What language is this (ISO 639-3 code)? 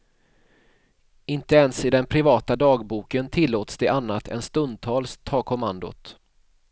swe